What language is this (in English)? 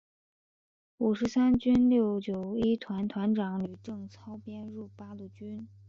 Chinese